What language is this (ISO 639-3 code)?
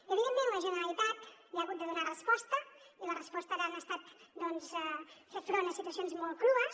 cat